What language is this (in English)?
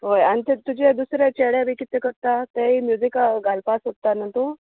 Konkani